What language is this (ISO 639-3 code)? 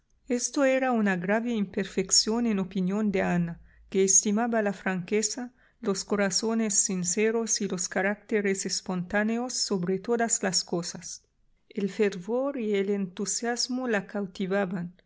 spa